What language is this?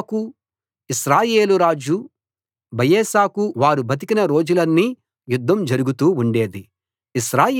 Telugu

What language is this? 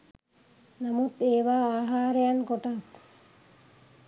Sinhala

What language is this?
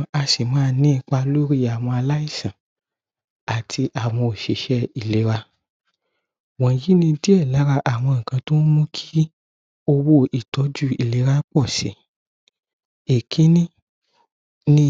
Yoruba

